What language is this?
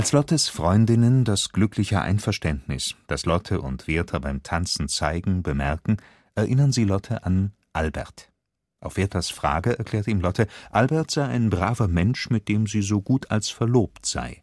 German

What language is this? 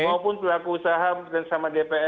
Indonesian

